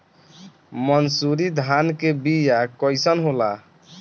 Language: Bhojpuri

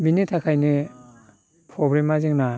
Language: Bodo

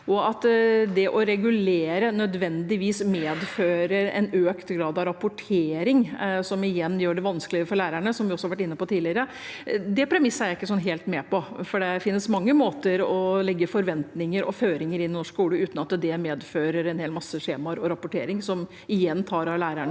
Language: Norwegian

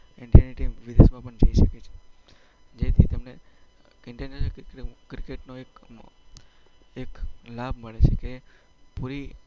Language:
Gujarati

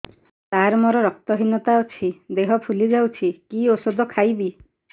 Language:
Odia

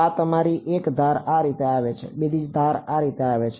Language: Gujarati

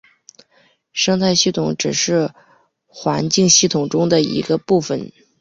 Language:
Chinese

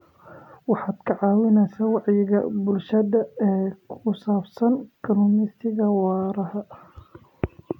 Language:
Somali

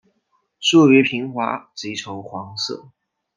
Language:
Chinese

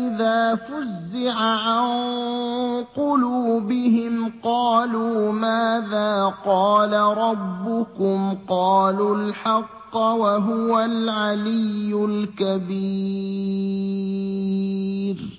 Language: Arabic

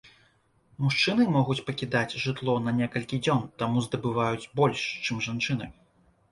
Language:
Belarusian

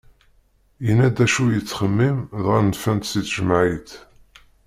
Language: Kabyle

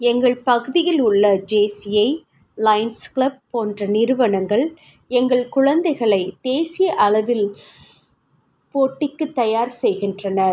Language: Tamil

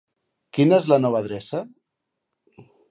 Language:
Catalan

